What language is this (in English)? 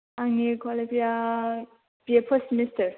Bodo